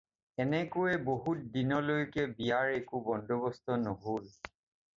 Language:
Assamese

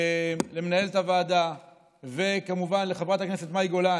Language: Hebrew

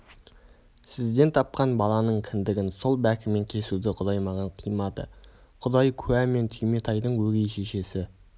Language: Kazakh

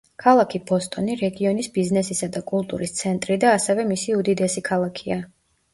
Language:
Georgian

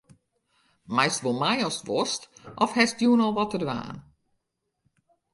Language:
Western Frisian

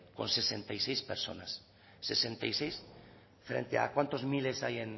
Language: Spanish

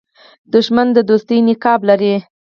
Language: Pashto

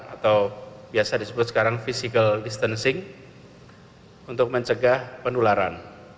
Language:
Indonesian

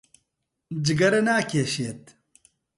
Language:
Central Kurdish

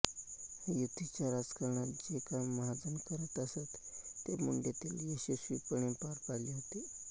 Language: Marathi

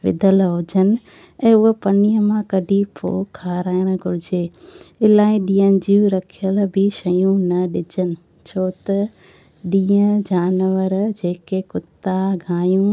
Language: Sindhi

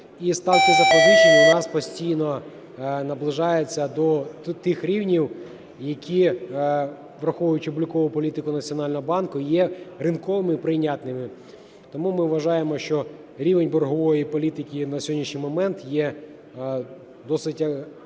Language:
Ukrainian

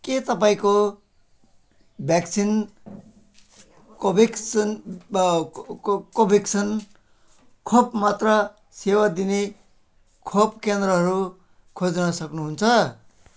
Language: Nepali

